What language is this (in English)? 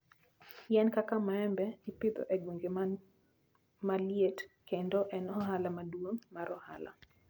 Luo (Kenya and Tanzania)